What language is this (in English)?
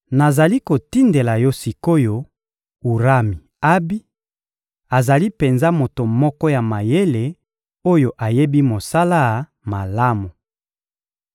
Lingala